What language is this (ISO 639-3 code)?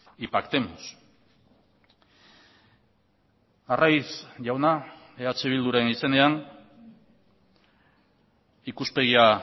eus